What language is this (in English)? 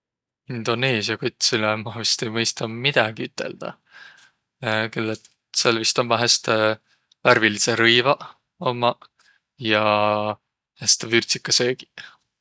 Võro